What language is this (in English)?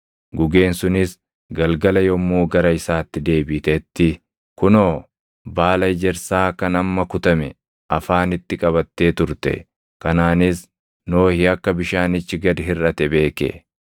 Oromo